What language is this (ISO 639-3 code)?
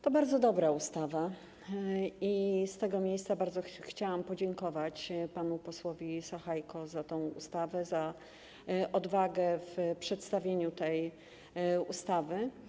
pol